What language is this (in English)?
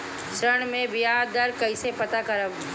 Bhojpuri